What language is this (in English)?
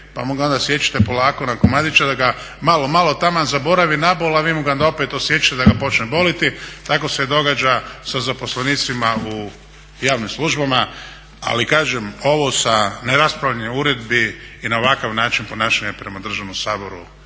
Croatian